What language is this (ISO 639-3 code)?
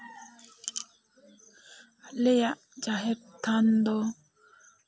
sat